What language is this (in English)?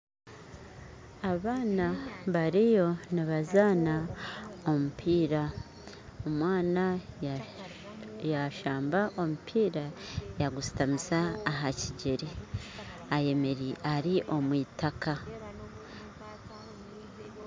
Nyankole